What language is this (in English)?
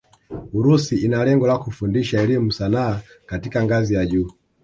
Swahili